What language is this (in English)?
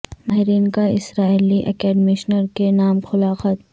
Urdu